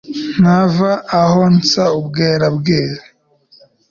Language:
Kinyarwanda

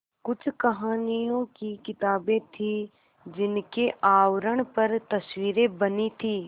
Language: Hindi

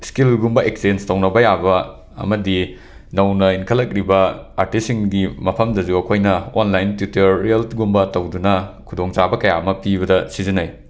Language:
Manipuri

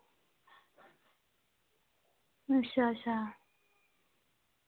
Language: Dogri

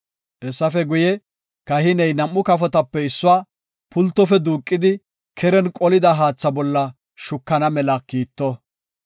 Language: Gofa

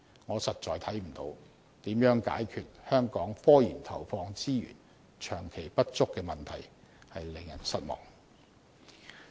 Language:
Cantonese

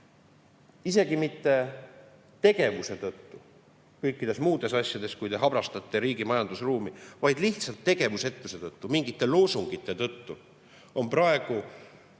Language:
Estonian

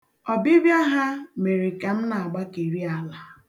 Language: Igbo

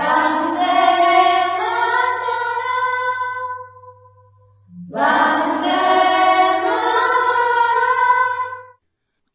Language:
Kannada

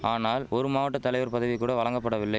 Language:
Tamil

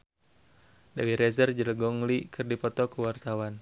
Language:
Sundanese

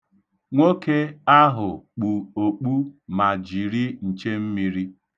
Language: Igbo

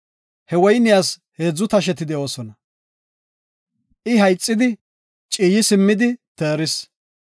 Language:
Gofa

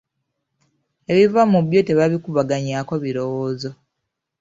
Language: Ganda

